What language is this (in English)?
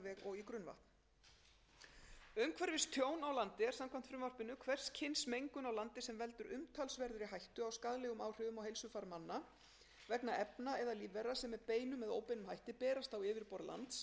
Icelandic